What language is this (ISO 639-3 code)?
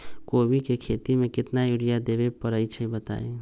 mag